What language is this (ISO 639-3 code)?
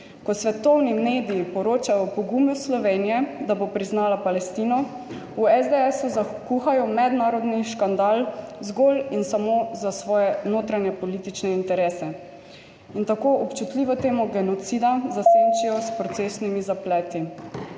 slv